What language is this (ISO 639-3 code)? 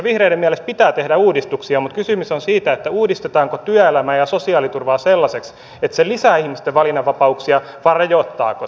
fin